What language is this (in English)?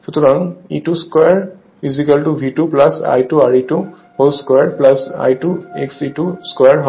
Bangla